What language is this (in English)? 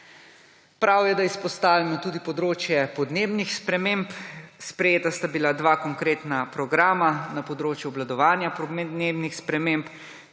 Slovenian